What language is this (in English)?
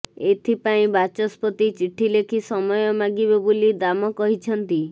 Odia